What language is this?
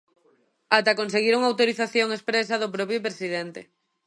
Galician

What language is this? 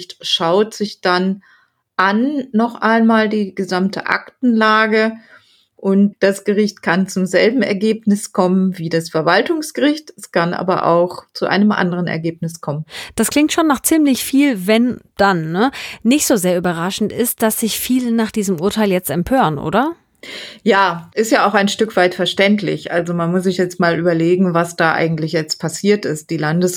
German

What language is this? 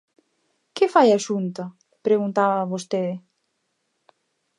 Galician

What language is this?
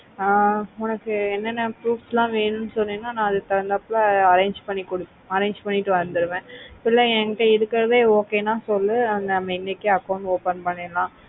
Tamil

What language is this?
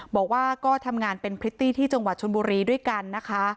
Thai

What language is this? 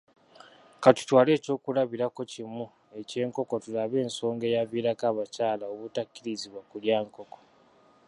Ganda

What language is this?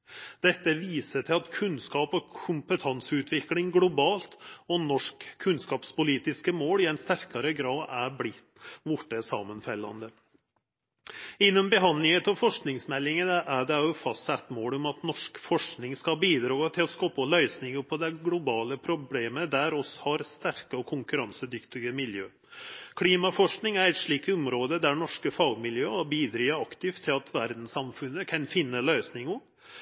Norwegian Nynorsk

